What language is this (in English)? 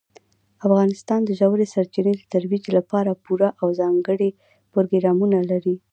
Pashto